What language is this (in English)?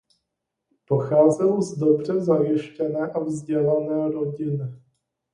Czech